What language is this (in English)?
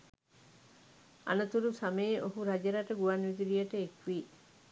Sinhala